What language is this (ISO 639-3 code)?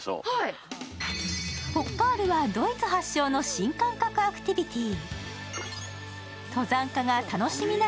jpn